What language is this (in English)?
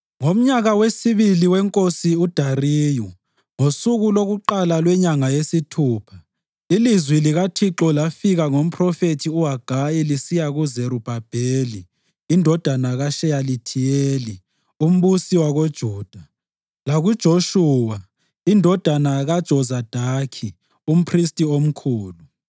North Ndebele